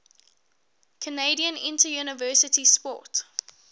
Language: English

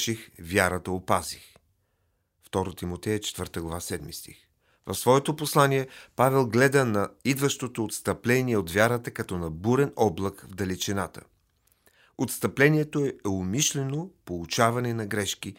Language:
Bulgarian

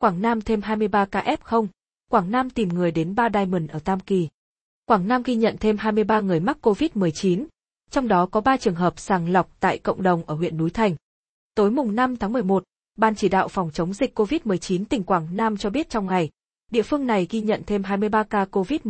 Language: Vietnamese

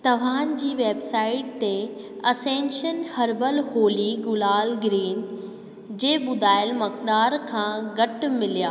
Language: Sindhi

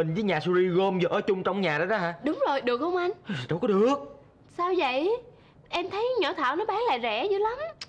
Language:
Vietnamese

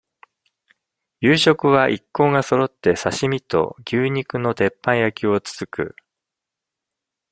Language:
Japanese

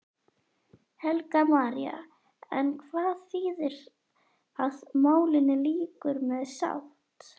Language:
Icelandic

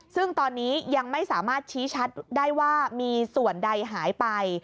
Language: Thai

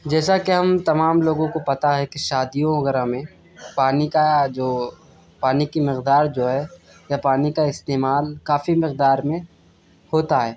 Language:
Urdu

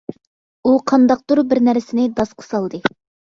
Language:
Uyghur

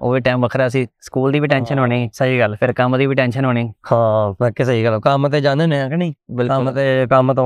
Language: Punjabi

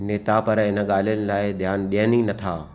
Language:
Sindhi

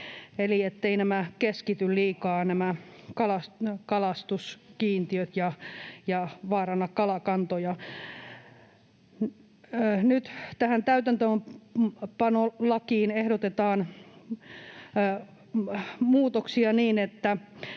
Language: Finnish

